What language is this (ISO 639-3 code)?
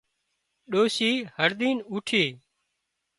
kxp